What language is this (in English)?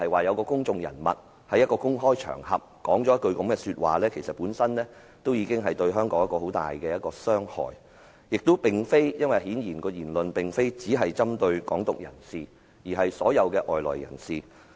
Cantonese